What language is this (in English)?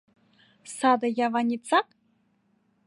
Mari